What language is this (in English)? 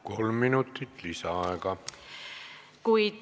Estonian